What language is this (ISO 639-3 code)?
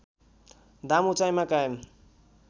nep